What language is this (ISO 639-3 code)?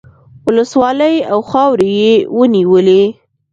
pus